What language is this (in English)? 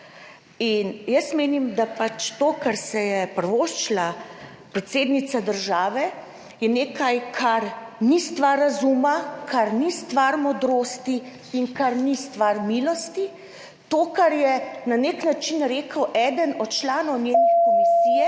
Slovenian